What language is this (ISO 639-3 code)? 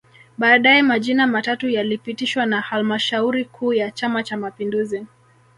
swa